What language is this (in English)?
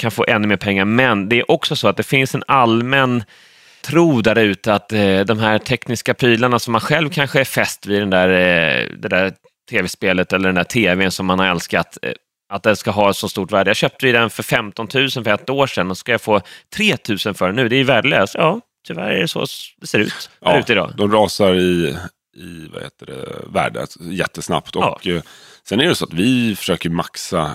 Swedish